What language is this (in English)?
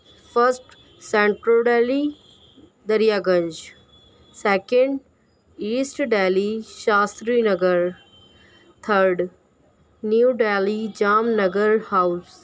Urdu